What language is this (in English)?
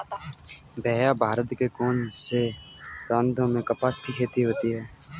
Hindi